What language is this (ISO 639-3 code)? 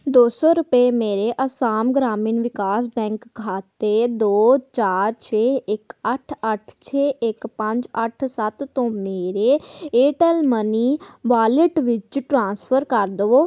pan